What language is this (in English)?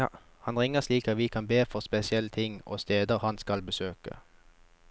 Norwegian